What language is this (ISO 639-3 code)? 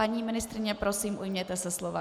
ces